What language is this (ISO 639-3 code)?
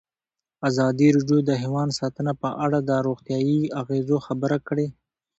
pus